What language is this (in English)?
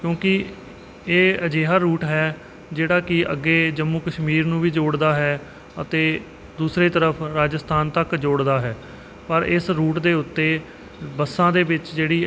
Punjabi